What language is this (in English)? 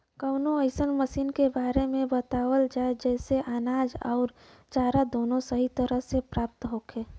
Bhojpuri